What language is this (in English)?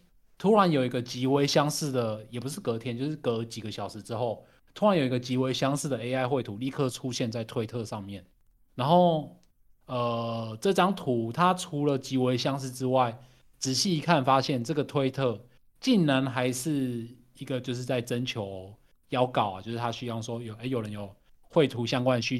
Chinese